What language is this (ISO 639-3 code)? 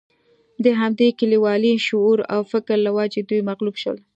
pus